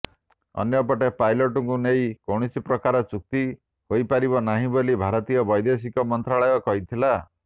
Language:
Odia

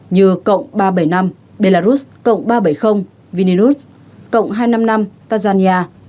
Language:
Vietnamese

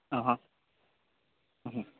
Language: Gujarati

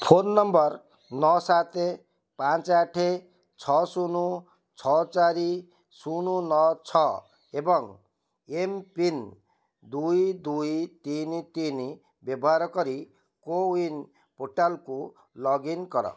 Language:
Odia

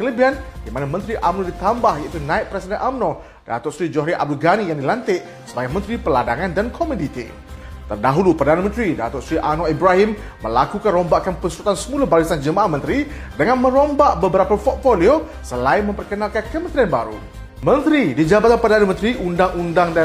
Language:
Malay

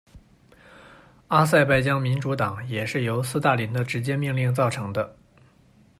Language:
Chinese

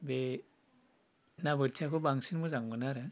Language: Bodo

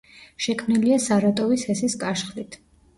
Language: Georgian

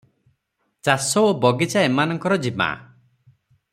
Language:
Odia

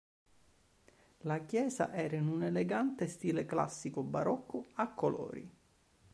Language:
Italian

